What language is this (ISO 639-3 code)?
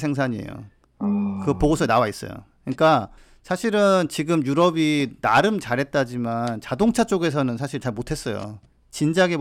kor